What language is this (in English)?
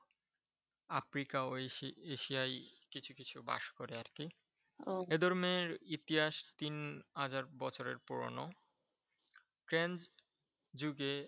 Bangla